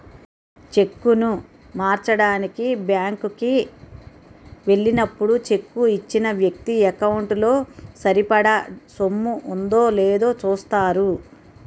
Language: Telugu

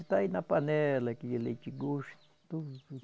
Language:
Portuguese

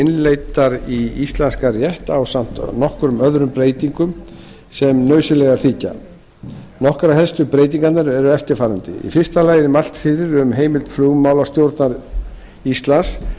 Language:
Icelandic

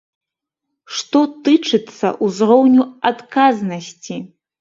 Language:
Belarusian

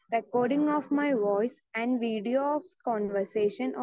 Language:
Malayalam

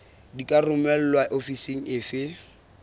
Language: Southern Sotho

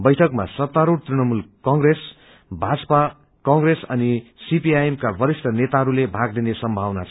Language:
Nepali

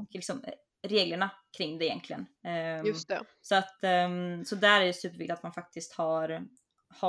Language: Swedish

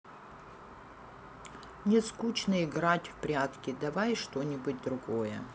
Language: Russian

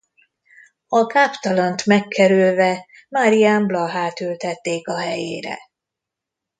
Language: Hungarian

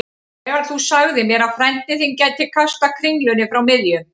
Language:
Icelandic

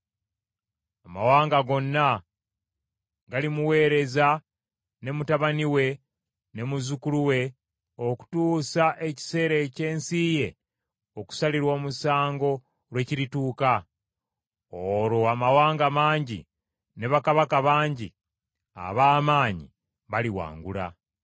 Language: Ganda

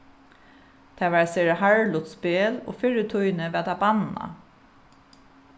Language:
Faroese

